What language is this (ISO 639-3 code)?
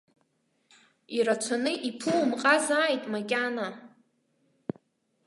abk